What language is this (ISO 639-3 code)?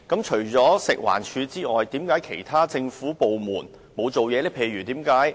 yue